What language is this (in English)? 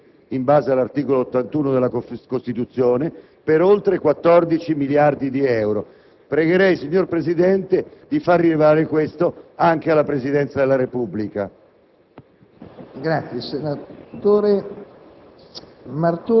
Italian